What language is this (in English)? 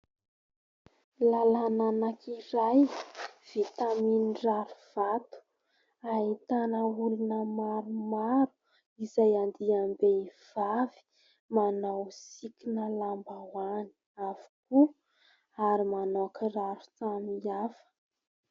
Malagasy